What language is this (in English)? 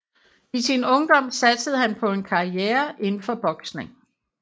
Danish